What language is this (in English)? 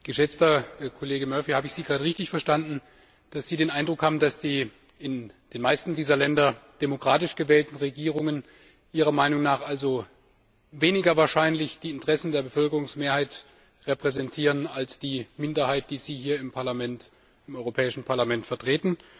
German